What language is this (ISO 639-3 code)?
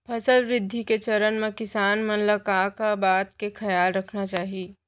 hne